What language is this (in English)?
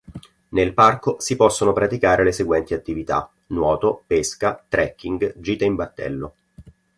Italian